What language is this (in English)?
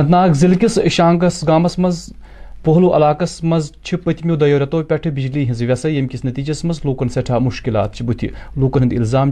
Urdu